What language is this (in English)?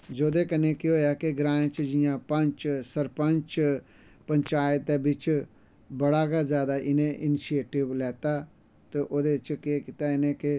Dogri